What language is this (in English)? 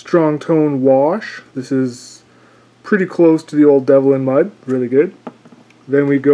English